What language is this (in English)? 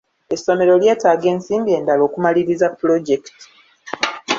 Ganda